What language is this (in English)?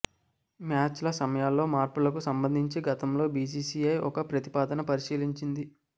Telugu